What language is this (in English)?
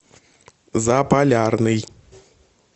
Russian